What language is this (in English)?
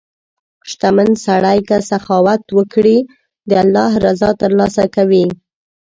Pashto